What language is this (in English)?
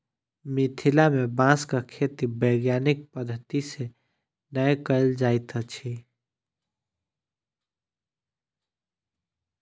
Maithili